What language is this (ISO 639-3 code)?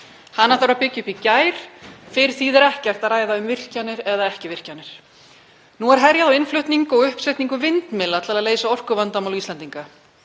isl